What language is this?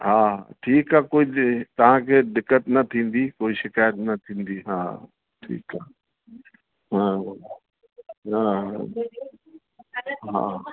Sindhi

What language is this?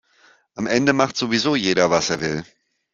German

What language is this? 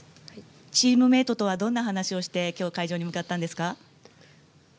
Japanese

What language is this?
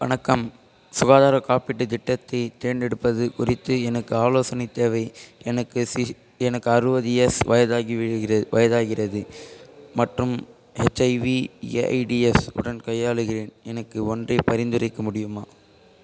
Tamil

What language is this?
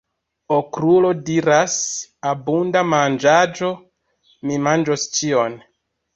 Esperanto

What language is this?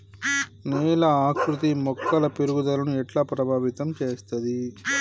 Telugu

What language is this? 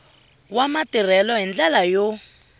Tsonga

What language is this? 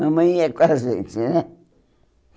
Portuguese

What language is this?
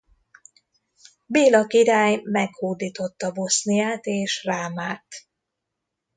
Hungarian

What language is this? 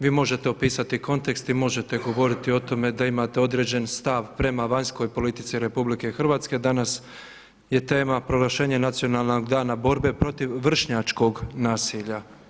Croatian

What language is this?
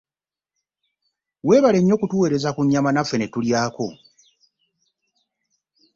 Ganda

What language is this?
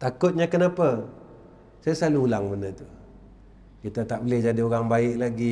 Malay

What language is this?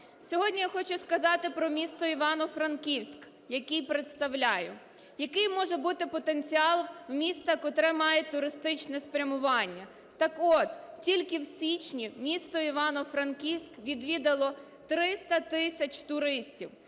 Ukrainian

